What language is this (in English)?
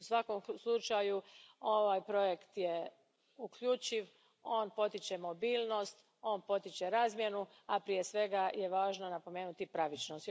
Croatian